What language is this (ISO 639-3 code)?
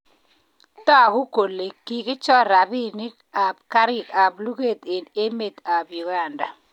kln